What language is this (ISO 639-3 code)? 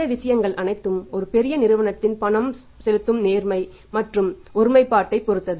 tam